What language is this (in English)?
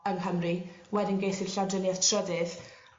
Welsh